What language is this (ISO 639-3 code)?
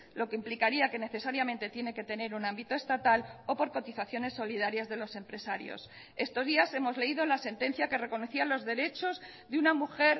spa